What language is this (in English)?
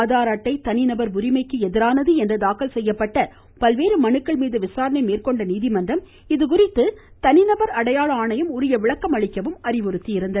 Tamil